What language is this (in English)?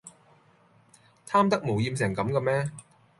Cantonese